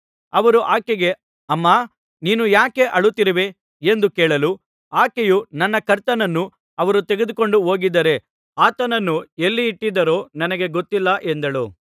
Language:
Kannada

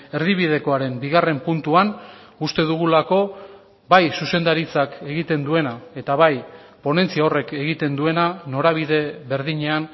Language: Basque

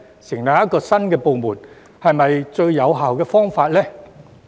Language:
Cantonese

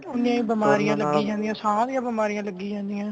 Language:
Punjabi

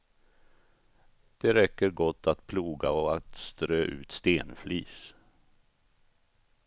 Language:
Swedish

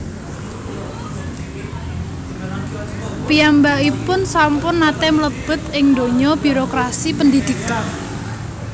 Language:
Javanese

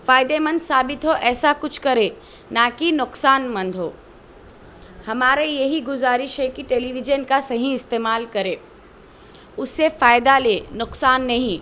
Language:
Urdu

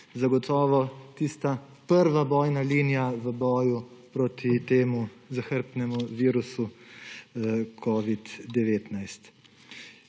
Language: Slovenian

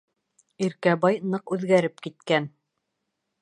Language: Bashkir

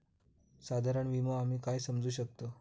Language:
Marathi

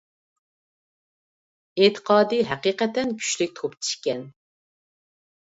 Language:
Uyghur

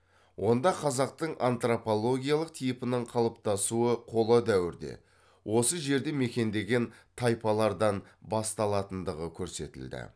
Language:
Kazakh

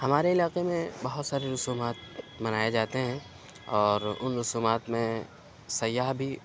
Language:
Urdu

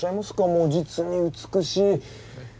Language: Japanese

